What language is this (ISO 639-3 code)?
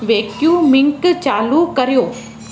snd